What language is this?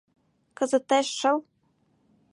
Mari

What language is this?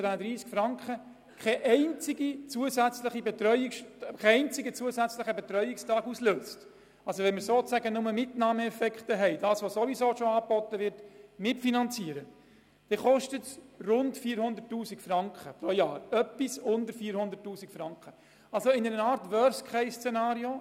Swiss German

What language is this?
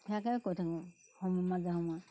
Assamese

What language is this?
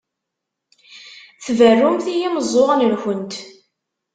Kabyle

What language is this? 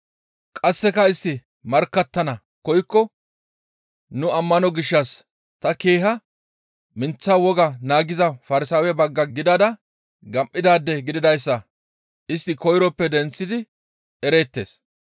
Gamo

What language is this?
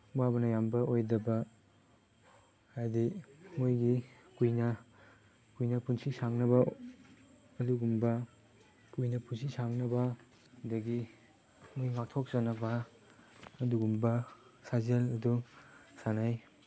Manipuri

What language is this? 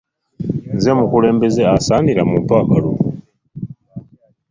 Ganda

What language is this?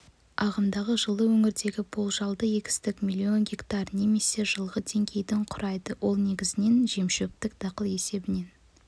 Kazakh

